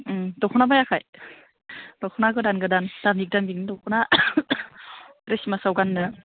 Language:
Bodo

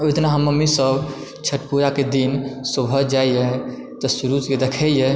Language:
Maithili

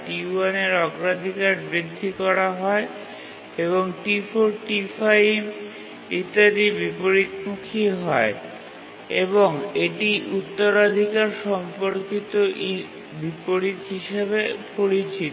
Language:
Bangla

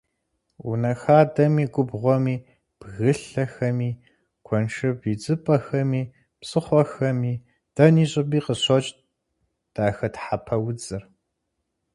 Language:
Kabardian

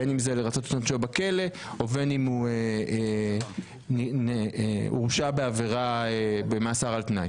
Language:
Hebrew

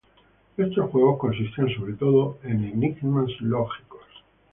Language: Spanish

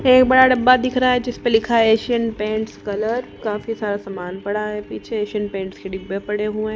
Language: Hindi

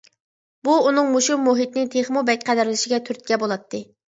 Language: Uyghur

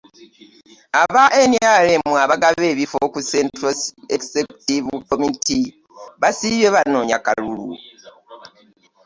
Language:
Ganda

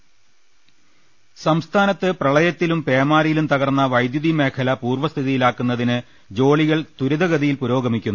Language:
Malayalam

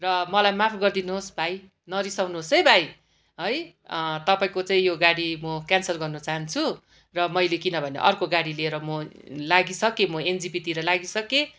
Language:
Nepali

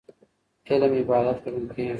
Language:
Pashto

